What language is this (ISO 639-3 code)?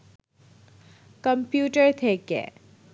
ben